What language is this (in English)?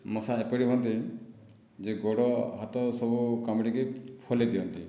Odia